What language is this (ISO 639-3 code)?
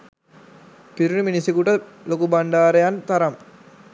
sin